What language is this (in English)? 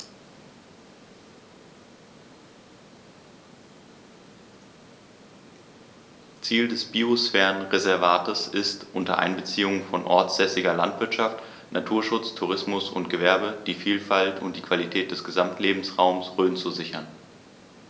German